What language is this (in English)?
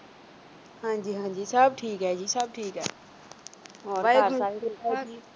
Punjabi